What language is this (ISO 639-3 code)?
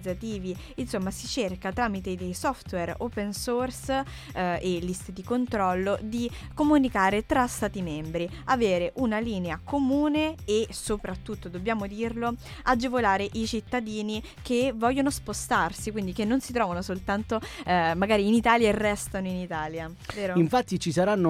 ita